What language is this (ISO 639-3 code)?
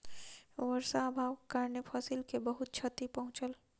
mai